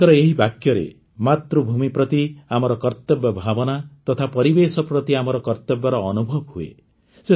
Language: Odia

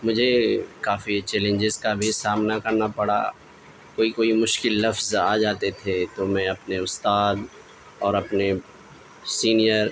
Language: Urdu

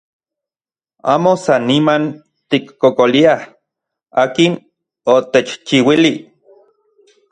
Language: Central Puebla Nahuatl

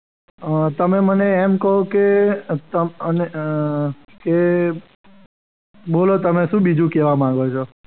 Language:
Gujarati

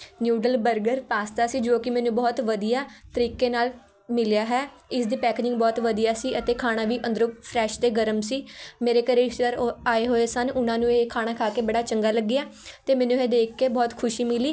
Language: Punjabi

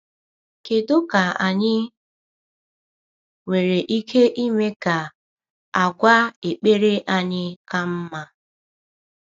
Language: Igbo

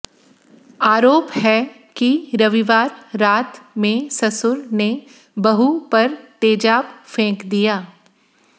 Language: Hindi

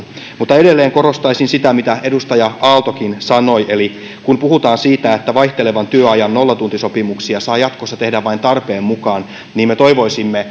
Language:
Finnish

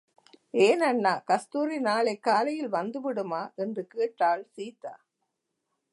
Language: Tamil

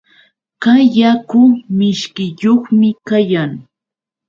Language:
Yauyos Quechua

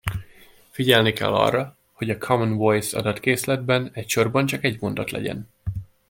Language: Hungarian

